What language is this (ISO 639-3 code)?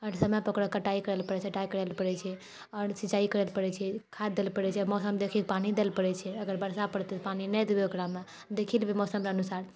mai